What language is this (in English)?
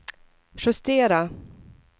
Swedish